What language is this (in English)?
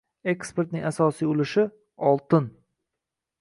Uzbek